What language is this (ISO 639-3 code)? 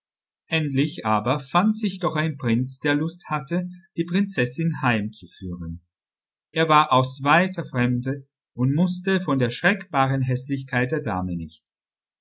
deu